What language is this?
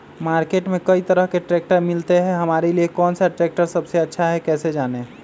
Magahi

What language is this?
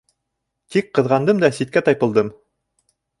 Bashkir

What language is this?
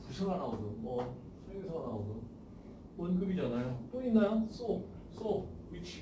Korean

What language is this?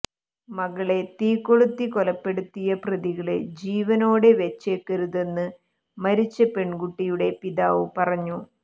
Malayalam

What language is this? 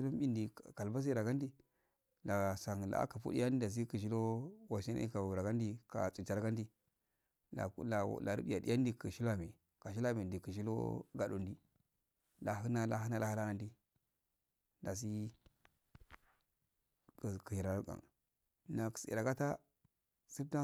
Afade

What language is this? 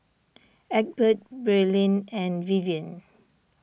English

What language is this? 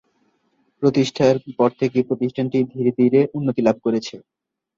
Bangla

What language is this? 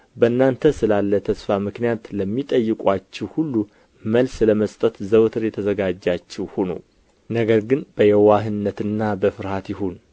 Amharic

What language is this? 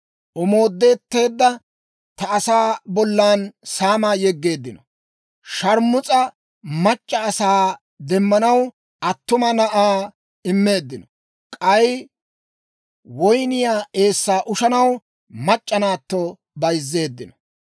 Dawro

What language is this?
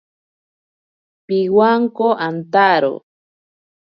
Ashéninka Perené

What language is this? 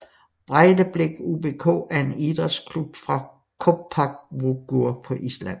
Danish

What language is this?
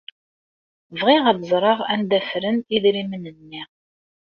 Kabyle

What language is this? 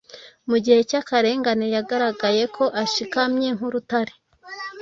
Kinyarwanda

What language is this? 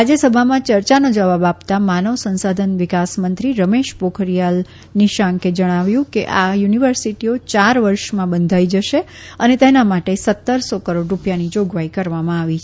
Gujarati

